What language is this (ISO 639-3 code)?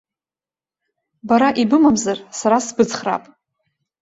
abk